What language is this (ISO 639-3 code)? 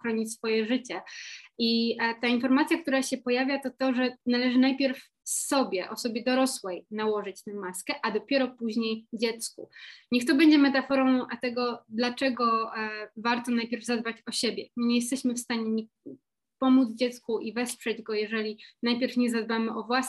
pol